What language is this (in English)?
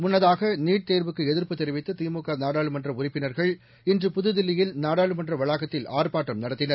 Tamil